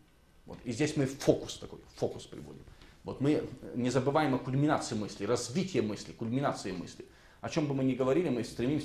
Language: Russian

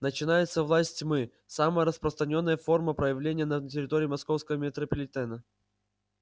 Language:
Russian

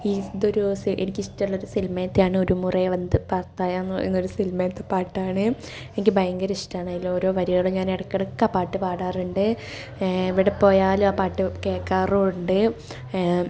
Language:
Malayalam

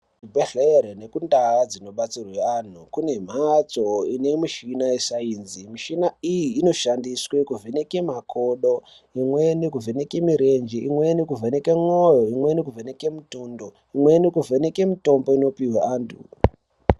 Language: Ndau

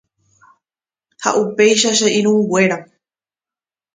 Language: Guarani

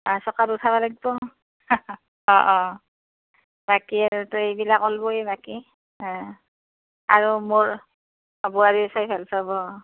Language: Assamese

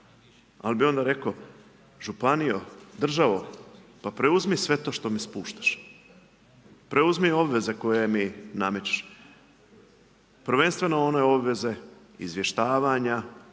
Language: Croatian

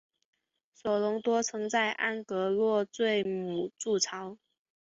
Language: Chinese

